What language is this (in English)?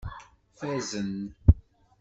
Kabyle